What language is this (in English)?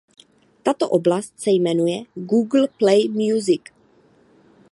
Czech